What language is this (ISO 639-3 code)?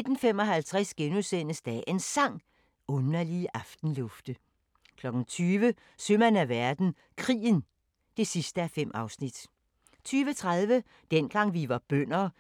dan